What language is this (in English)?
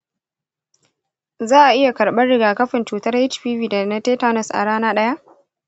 Hausa